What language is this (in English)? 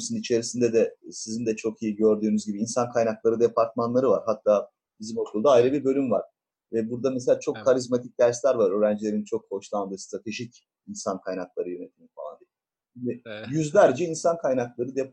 Turkish